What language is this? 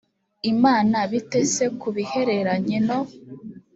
Kinyarwanda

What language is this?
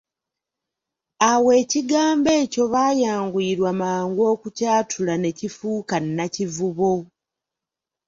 Ganda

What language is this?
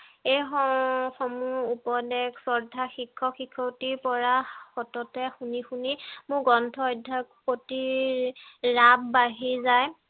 Assamese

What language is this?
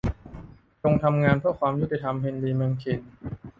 Thai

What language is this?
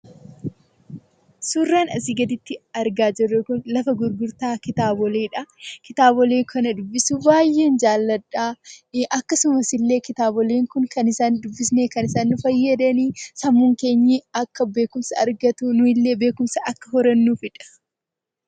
Oromo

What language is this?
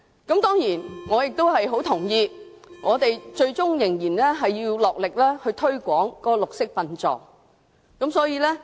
Cantonese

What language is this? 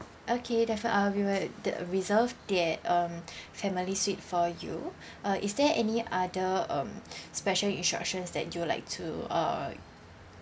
English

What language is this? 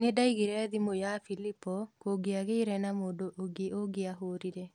Kikuyu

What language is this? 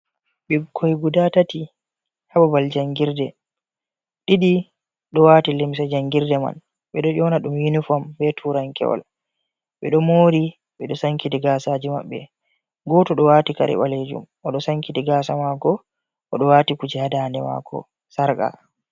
Fula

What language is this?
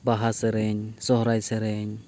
Santali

